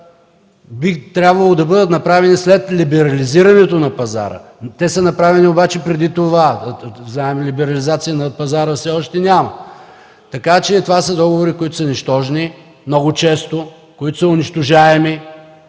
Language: Bulgarian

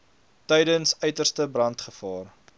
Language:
Afrikaans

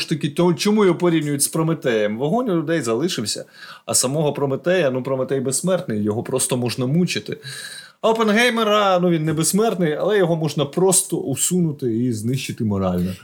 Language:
Ukrainian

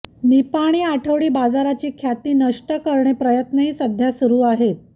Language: Marathi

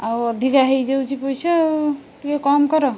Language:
Odia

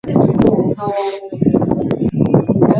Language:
Swahili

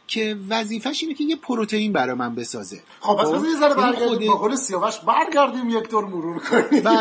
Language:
Persian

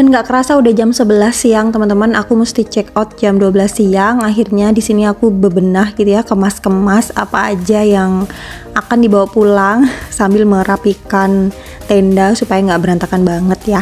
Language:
Indonesian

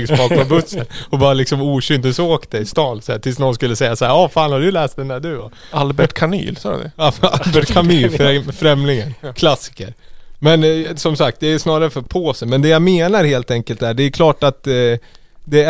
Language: Swedish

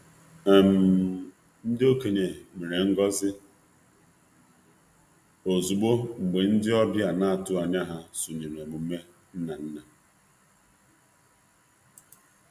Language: Igbo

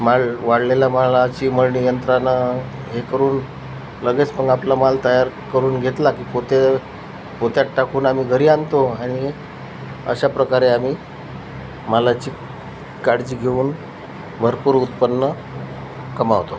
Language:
Marathi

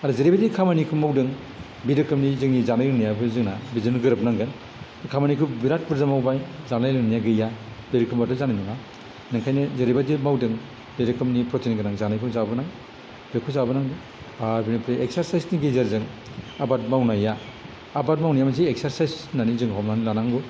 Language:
Bodo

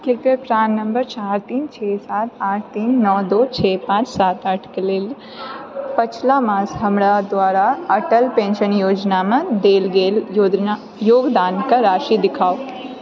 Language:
Maithili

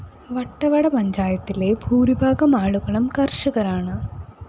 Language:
Malayalam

